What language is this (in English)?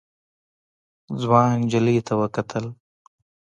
Pashto